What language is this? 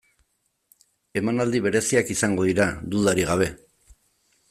Basque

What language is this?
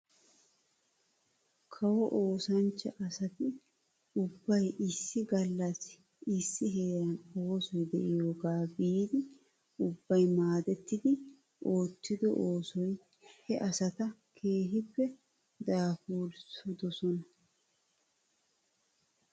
Wolaytta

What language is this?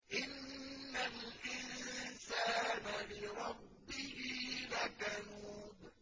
Arabic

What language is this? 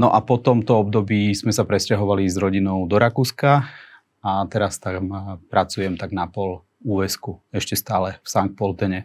Slovak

